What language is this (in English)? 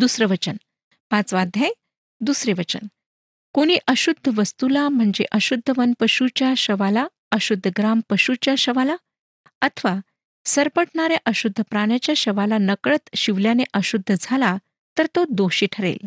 Marathi